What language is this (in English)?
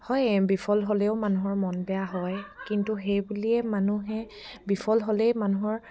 Assamese